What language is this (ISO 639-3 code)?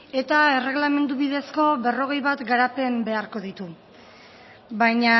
eus